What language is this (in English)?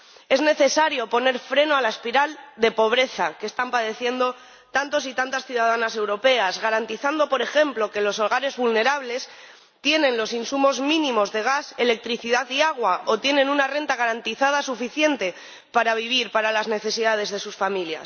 Spanish